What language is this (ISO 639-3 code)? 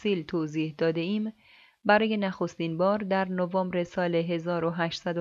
fas